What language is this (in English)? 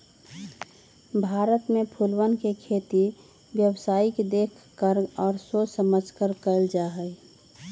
Magahi